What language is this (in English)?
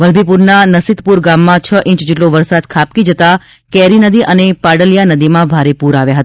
Gujarati